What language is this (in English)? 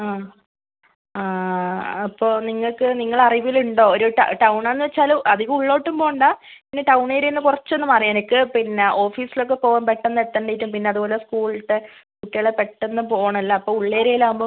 Malayalam